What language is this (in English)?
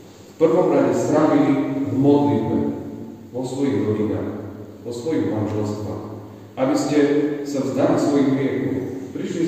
Slovak